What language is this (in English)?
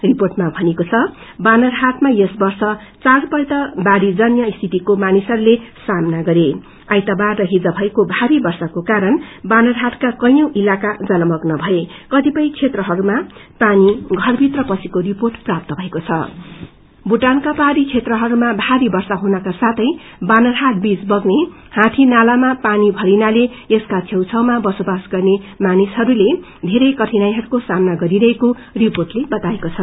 Nepali